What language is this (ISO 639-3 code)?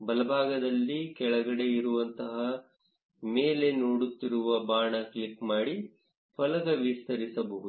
kan